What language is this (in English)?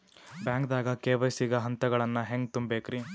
Kannada